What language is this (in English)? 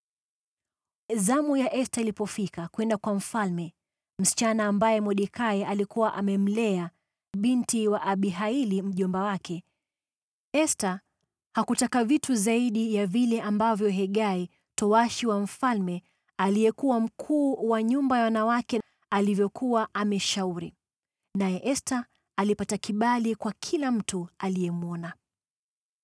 Swahili